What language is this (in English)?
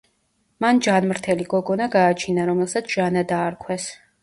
Georgian